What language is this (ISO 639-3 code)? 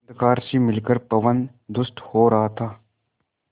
hin